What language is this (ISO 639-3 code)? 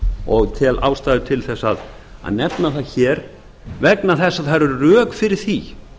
isl